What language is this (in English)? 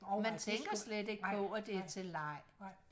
Danish